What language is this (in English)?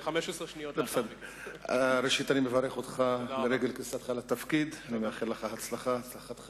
Hebrew